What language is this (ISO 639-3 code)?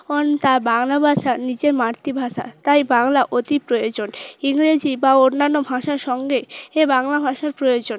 ben